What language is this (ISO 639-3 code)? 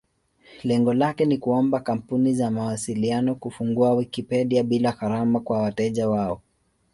swa